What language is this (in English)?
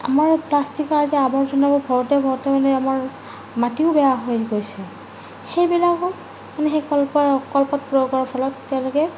Assamese